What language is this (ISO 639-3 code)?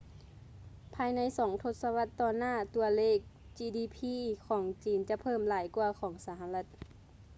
lao